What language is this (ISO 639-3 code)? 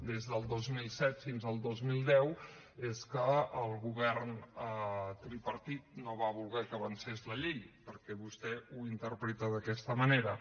cat